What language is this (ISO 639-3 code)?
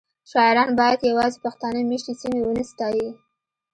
pus